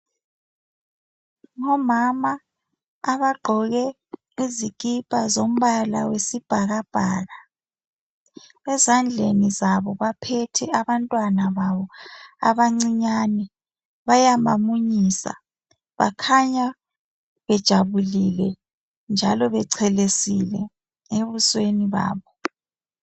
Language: North Ndebele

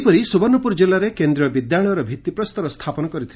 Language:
Odia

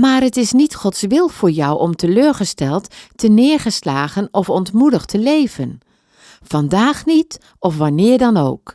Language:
Dutch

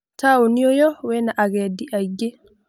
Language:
Kikuyu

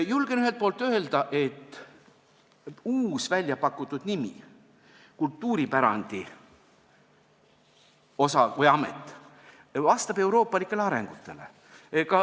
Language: Estonian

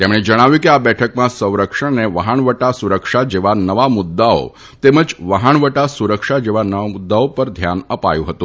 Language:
Gujarati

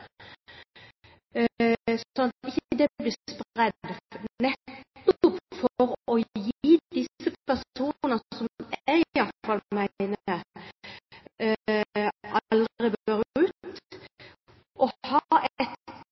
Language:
Norwegian Bokmål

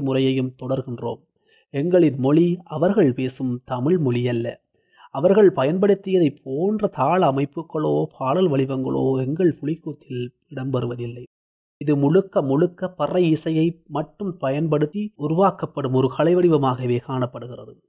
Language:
Tamil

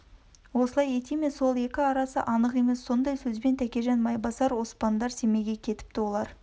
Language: Kazakh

